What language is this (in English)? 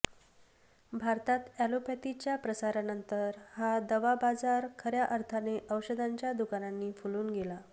Marathi